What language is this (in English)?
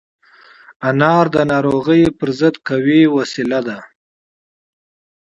Pashto